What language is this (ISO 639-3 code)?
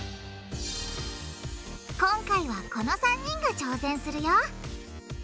jpn